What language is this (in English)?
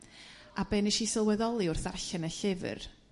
Welsh